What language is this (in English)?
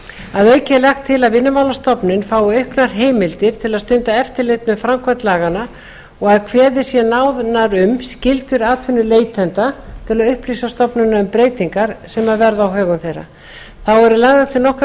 Icelandic